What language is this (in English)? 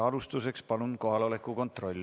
Estonian